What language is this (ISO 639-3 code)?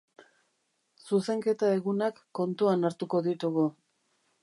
eus